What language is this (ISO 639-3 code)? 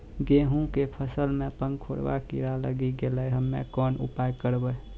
mai